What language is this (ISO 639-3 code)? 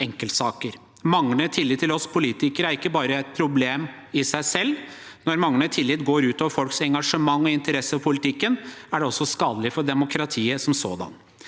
nor